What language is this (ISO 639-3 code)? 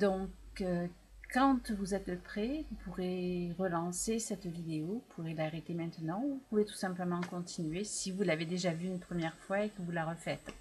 fra